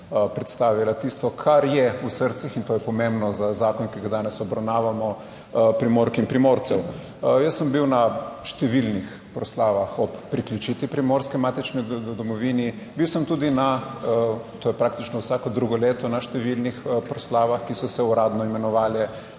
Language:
Slovenian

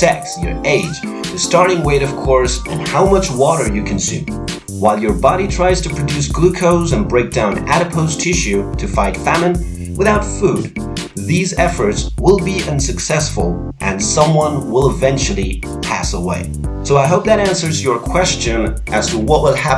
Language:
English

